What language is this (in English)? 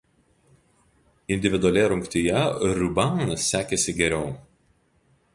Lithuanian